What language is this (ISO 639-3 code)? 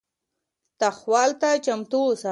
pus